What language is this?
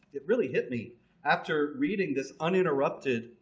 English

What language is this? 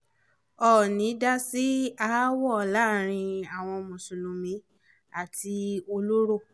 Yoruba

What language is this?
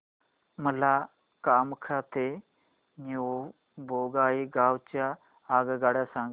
Marathi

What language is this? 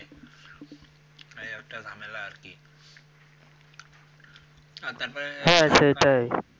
Bangla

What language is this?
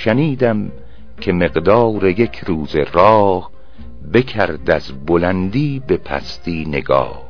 Persian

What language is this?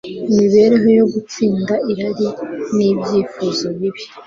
Kinyarwanda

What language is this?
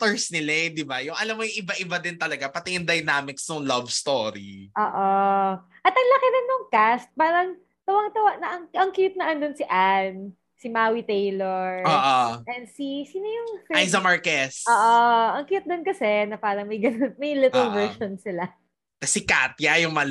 Filipino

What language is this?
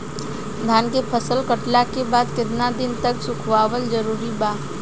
Bhojpuri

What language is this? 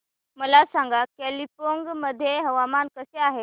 Marathi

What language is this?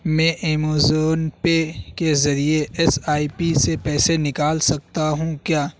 Urdu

